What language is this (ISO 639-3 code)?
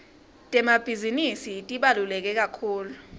ssw